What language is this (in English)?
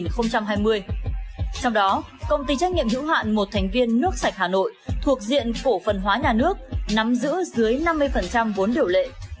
Vietnamese